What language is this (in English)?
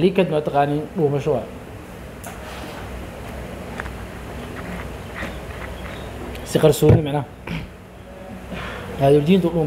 Arabic